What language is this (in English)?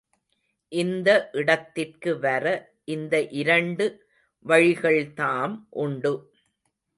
Tamil